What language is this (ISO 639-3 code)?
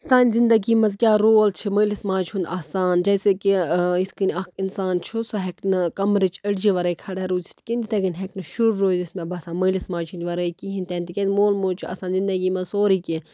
kas